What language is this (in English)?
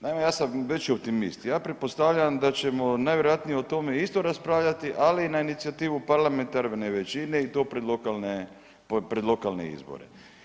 Croatian